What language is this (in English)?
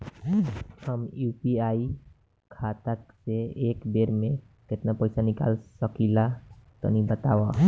Bhojpuri